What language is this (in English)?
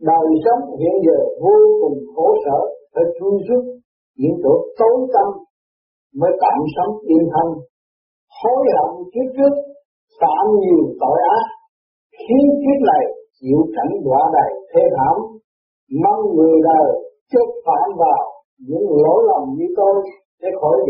Vietnamese